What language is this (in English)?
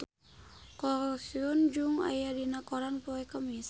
Sundanese